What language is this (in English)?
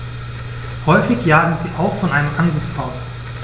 German